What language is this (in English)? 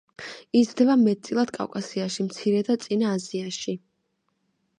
Georgian